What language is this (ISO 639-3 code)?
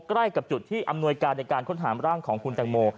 tha